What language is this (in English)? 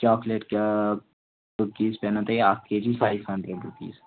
Kashmiri